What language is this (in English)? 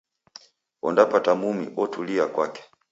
Taita